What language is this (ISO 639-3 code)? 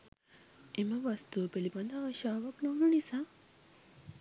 sin